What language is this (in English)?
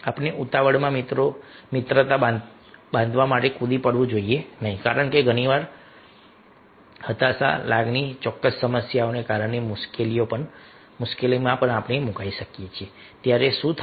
Gujarati